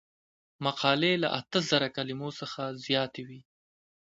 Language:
Pashto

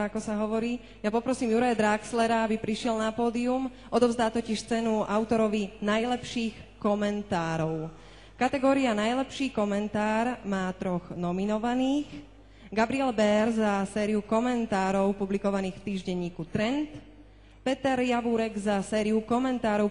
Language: Slovak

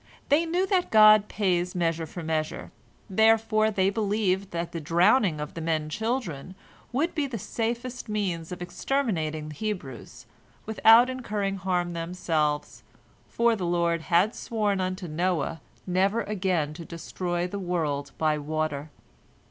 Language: English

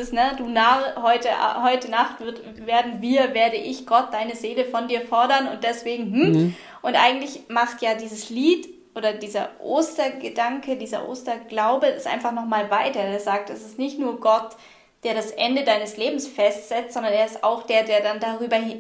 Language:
German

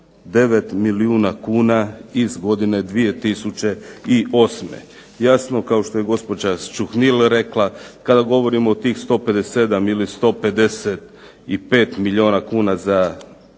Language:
Croatian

